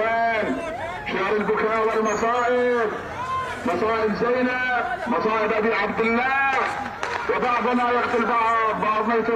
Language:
Arabic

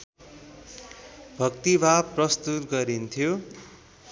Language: Nepali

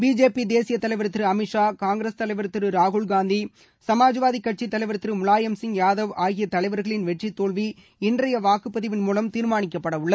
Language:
Tamil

